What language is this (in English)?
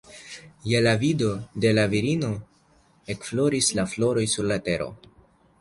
Esperanto